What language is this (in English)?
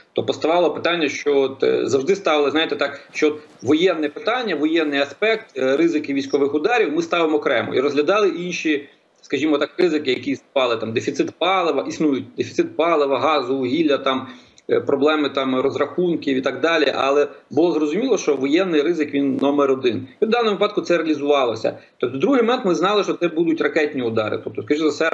Ukrainian